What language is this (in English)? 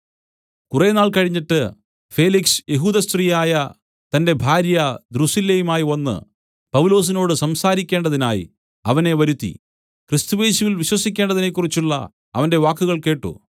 Malayalam